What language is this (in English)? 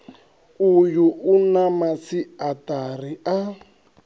Venda